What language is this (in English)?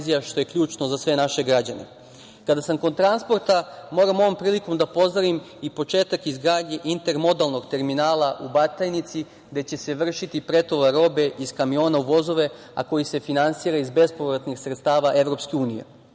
Serbian